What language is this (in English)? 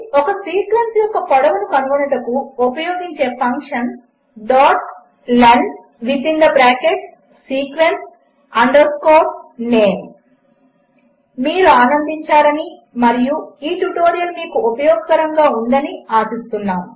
Telugu